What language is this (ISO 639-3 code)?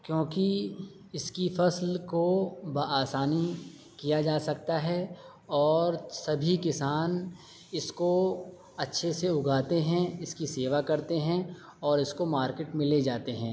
urd